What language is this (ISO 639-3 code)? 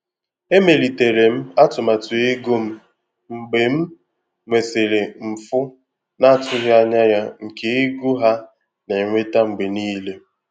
ibo